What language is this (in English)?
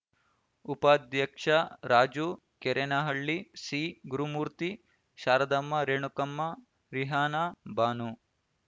Kannada